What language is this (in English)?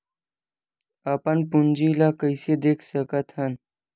Chhattisgarhi